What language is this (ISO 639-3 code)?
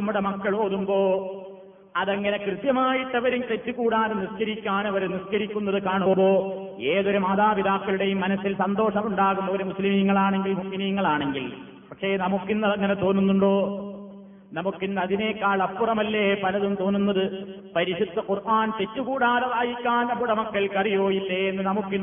mal